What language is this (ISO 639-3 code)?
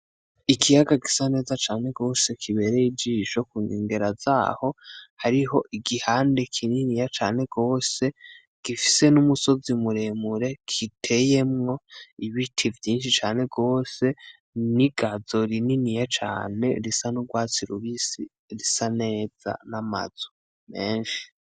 run